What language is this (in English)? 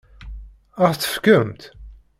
Kabyle